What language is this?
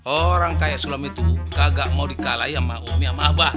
Indonesian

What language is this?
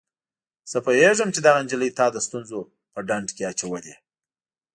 Pashto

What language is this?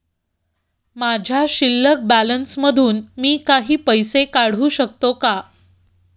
Marathi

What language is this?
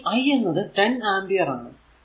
Malayalam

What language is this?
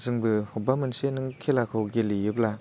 Bodo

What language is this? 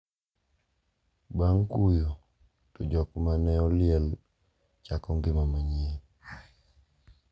Luo (Kenya and Tanzania)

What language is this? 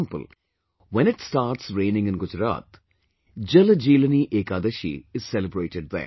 English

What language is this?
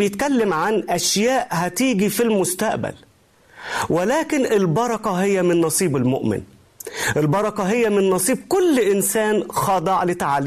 Arabic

